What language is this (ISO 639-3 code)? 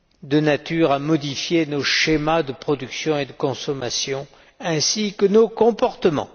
fra